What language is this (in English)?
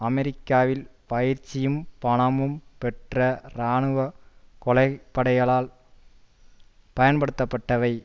Tamil